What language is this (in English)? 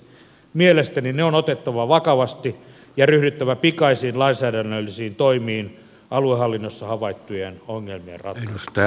Finnish